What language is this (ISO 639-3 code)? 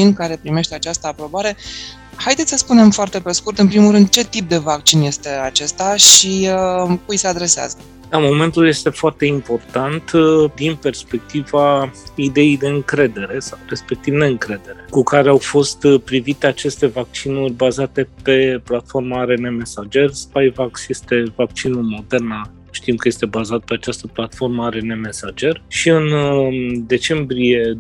ron